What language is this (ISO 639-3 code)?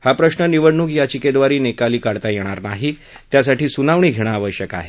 mar